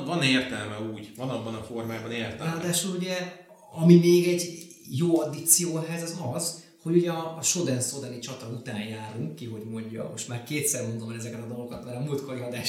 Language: Hungarian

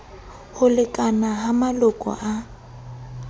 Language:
Southern Sotho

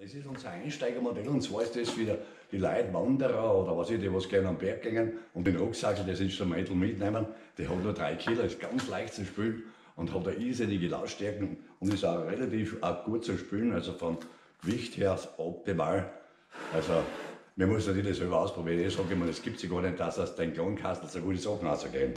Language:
German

